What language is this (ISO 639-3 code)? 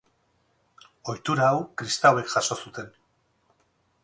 eus